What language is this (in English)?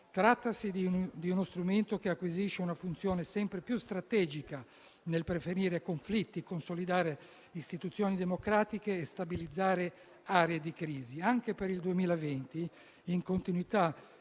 Italian